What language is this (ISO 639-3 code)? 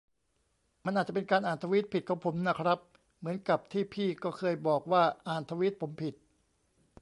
tha